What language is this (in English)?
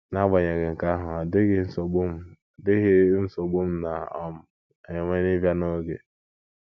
Igbo